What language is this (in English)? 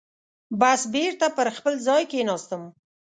Pashto